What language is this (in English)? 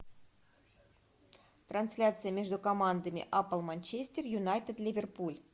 Russian